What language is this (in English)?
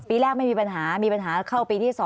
Thai